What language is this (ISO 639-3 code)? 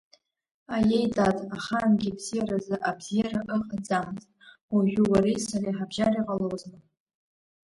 abk